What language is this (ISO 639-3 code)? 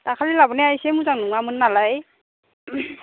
brx